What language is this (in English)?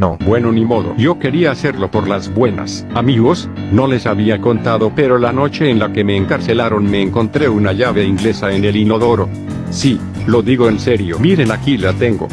Spanish